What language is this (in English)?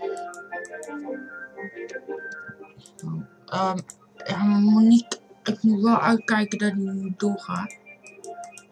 Dutch